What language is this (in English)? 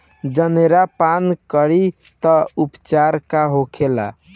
Bhojpuri